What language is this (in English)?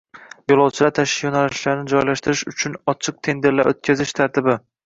Uzbek